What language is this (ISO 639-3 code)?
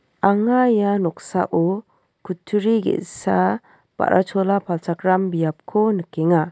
grt